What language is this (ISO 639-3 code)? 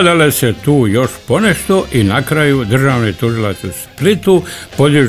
hrv